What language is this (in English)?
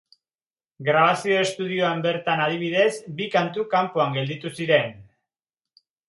Basque